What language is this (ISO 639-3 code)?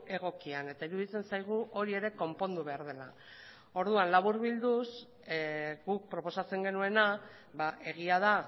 eus